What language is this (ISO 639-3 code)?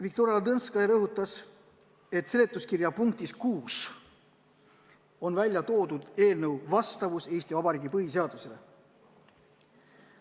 est